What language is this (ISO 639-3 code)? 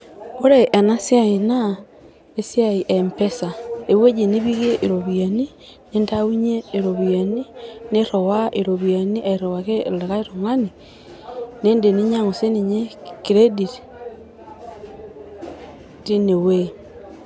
mas